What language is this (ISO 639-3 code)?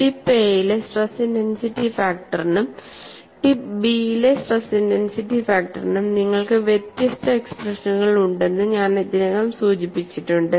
mal